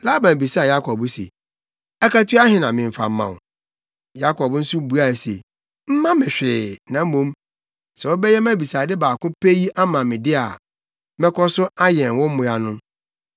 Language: Akan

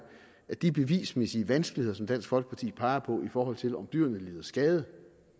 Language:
Danish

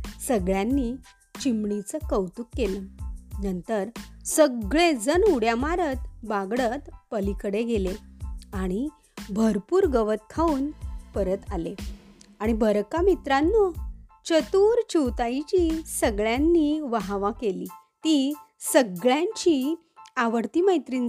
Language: Marathi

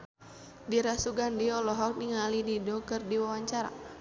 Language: Sundanese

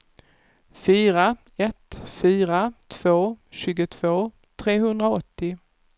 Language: Swedish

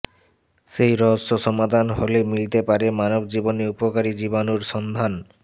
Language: Bangla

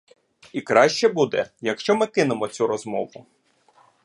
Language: Ukrainian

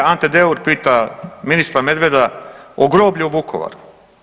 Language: Croatian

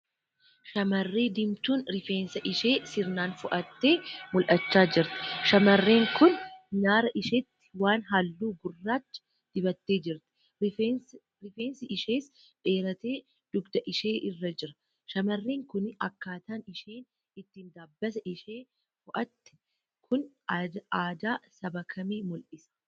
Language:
Oromo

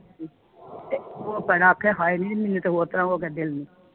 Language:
Punjabi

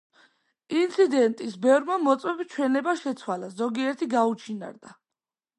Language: Georgian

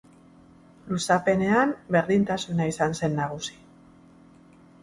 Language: Basque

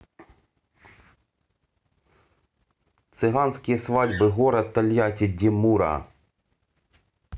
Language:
Russian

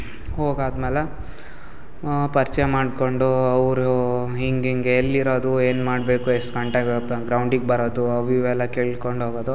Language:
Kannada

